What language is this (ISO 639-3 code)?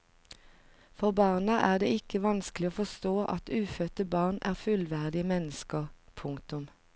nor